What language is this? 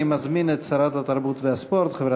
Hebrew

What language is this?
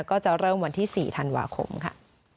Thai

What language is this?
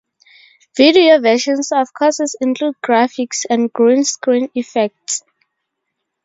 English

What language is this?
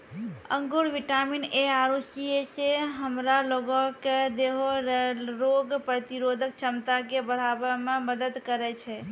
Maithili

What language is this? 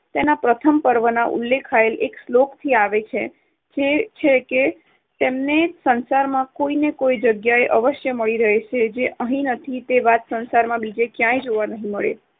Gujarati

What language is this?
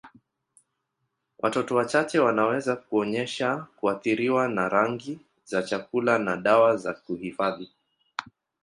Swahili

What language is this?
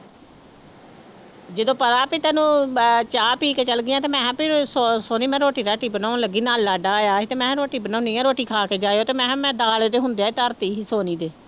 Punjabi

